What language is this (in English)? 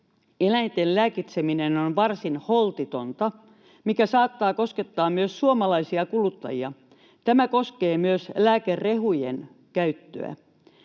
Finnish